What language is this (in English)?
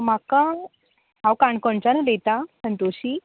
Konkani